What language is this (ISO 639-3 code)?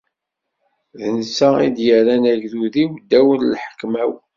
kab